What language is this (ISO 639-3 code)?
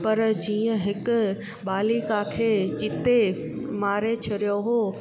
snd